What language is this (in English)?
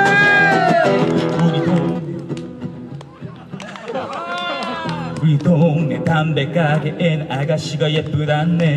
Korean